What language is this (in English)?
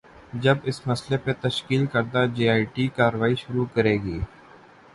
Urdu